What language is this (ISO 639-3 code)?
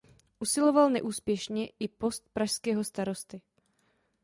ces